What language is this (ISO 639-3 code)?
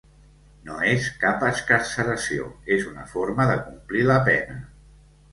cat